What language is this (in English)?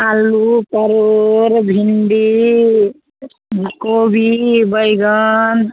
Maithili